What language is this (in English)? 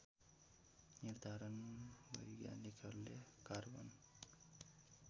Nepali